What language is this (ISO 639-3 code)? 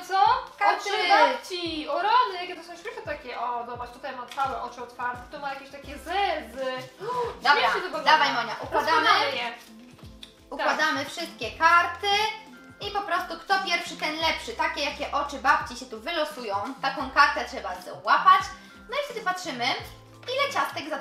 pol